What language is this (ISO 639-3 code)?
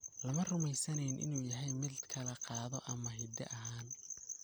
som